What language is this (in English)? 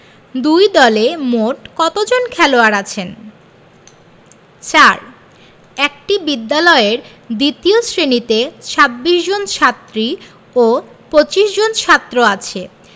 Bangla